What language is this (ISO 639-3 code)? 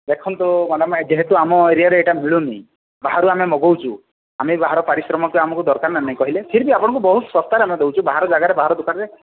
ori